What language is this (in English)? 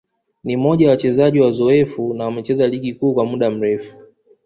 Swahili